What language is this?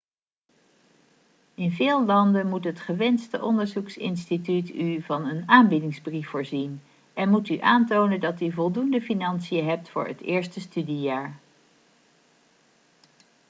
Dutch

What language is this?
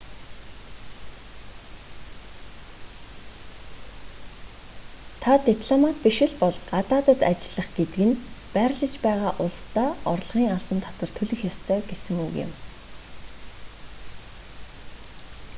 Mongolian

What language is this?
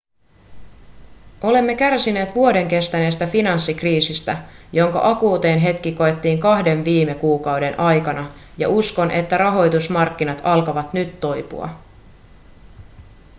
Finnish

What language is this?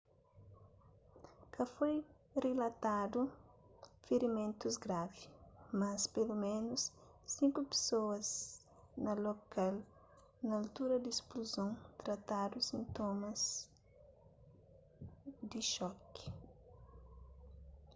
Kabuverdianu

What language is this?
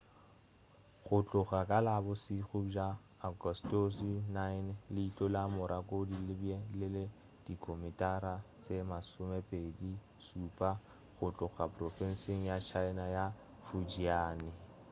Northern Sotho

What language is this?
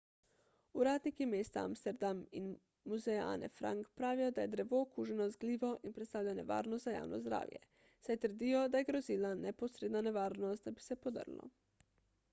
Slovenian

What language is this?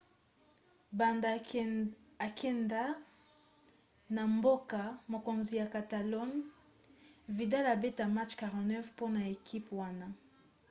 Lingala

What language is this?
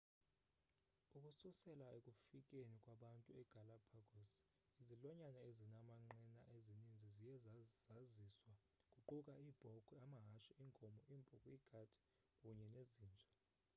Xhosa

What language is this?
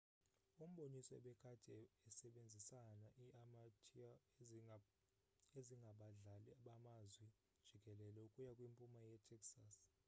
Xhosa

